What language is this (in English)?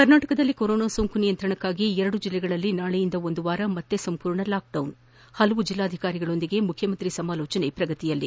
Kannada